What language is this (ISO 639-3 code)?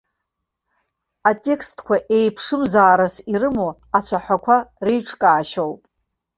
abk